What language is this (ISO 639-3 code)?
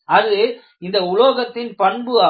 tam